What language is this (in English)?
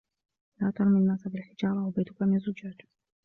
Arabic